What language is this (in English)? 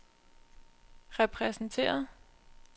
Danish